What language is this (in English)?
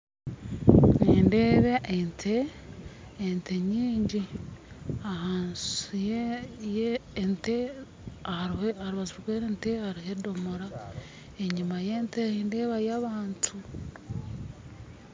Nyankole